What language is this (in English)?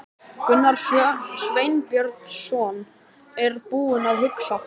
Icelandic